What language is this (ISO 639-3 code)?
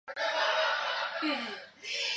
zho